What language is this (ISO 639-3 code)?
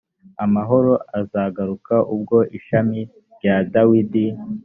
kin